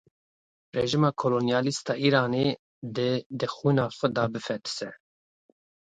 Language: Kurdish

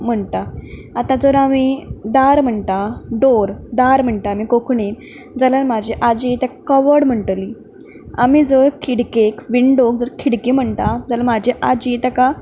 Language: Konkani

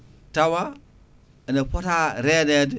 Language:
Fula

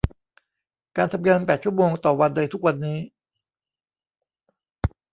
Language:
Thai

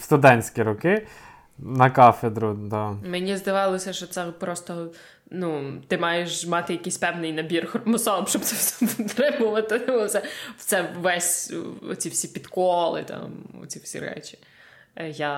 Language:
Ukrainian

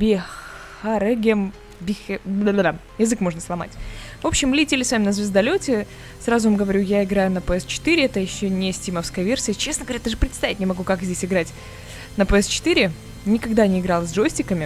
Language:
Russian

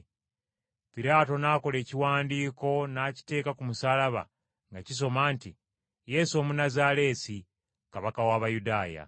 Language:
Ganda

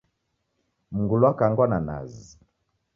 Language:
Taita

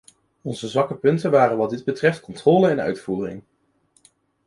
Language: Dutch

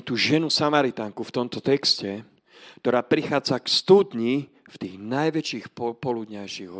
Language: Slovak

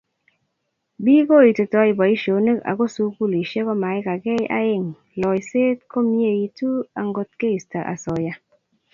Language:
Kalenjin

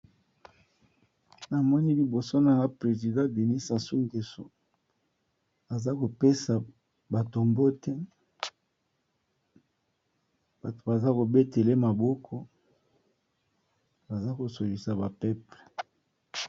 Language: Lingala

